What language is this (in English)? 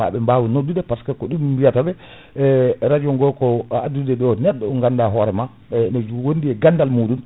Fula